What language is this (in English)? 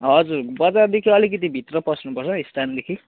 Nepali